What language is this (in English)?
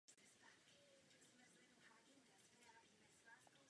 Czech